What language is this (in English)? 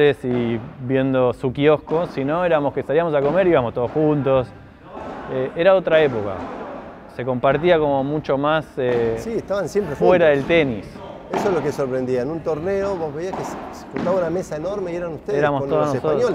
Spanish